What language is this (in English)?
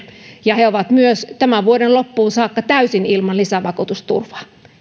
Finnish